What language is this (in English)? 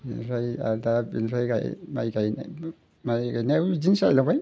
Bodo